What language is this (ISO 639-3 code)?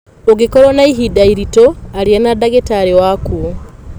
kik